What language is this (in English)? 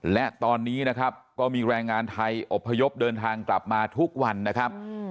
Thai